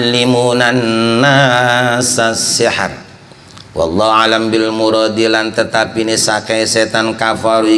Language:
Indonesian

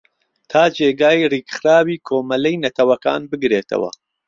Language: Central Kurdish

